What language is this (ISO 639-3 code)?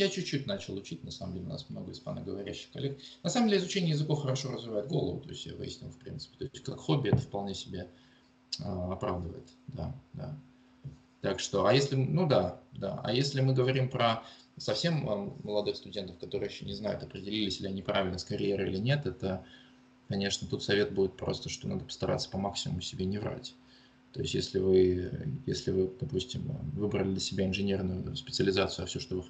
rus